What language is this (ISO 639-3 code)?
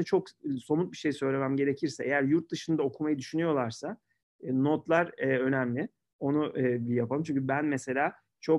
tur